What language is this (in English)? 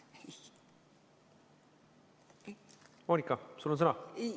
Estonian